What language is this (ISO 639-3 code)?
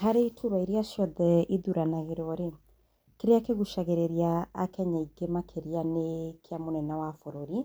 kik